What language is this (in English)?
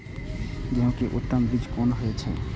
Maithili